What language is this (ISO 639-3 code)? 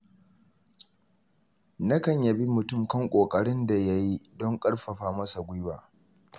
hau